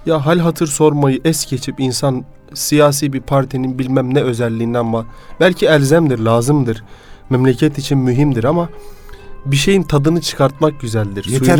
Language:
Turkish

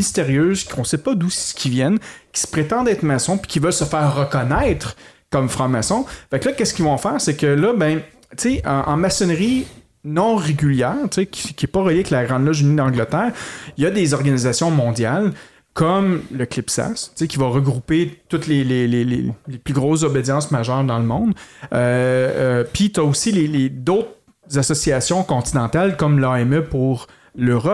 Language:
French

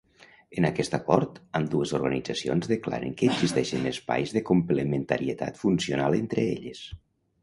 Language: Catalan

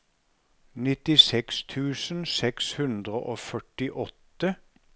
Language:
Norwegian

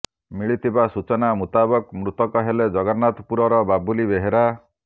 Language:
Odia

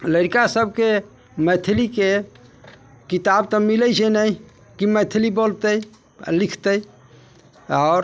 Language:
Maithili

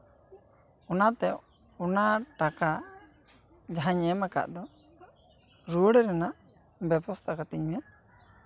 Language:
Santali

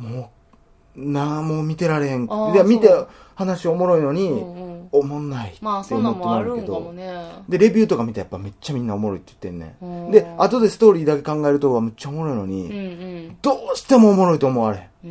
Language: Japanese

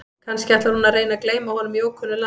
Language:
Icelandic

